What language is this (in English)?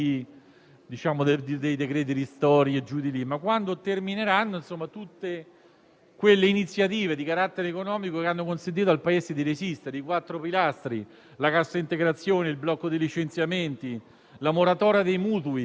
Italian